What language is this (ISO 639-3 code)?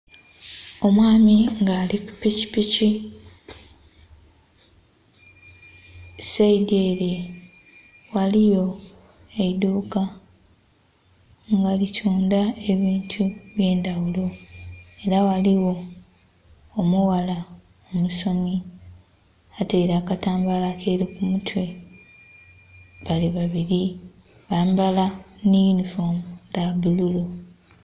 xog